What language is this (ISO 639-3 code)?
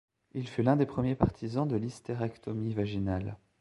fra